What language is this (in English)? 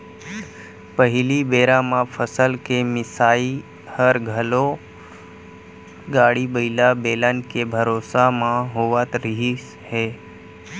Chhattisgarhi